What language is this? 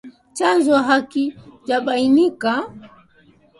Swahili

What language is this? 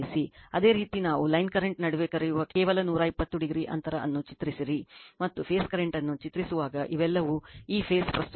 Kannada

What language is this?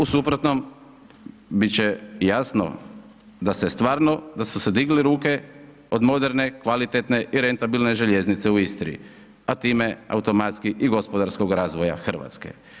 Croatian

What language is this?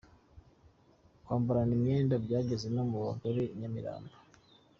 Kinyarwanda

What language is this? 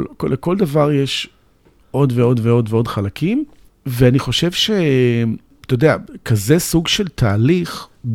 Hebrew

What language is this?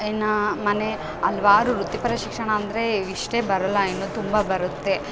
Kannada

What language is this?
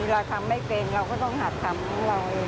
Thai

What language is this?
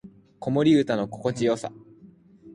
Japanese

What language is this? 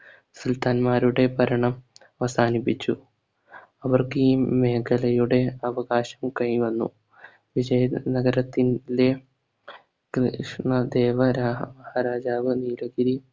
Malayalam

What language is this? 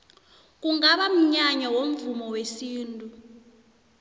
South Ndebele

